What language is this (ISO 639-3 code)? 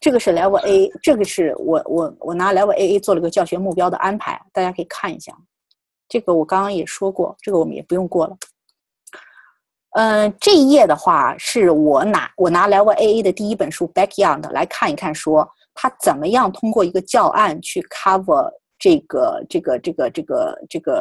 zho